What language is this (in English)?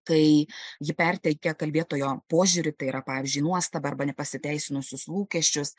Lithuanian